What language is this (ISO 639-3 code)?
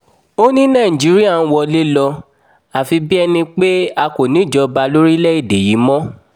yor